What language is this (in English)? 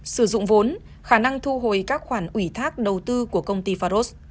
Vietnamese